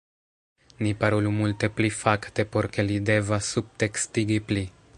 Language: Esperanto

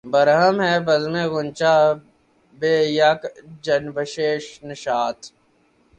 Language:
Urdu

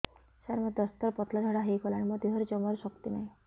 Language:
Odia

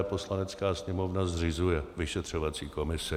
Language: Czech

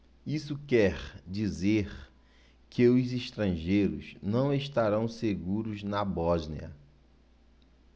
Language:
Portuguese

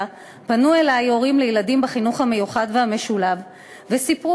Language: Hebrew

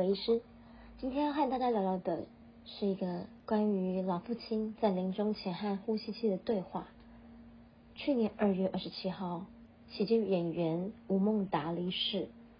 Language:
Chinese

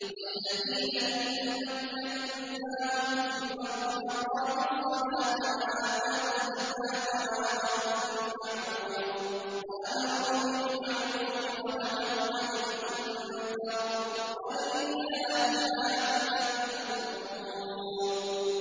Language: Arabic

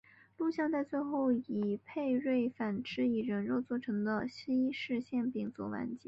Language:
Chinese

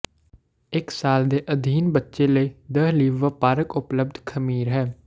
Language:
Punjabi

